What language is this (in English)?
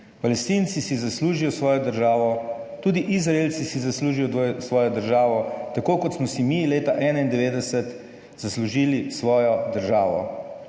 Slovenian